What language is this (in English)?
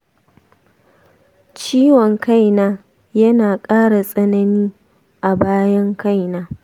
Hausa